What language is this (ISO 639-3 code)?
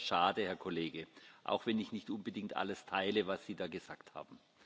deu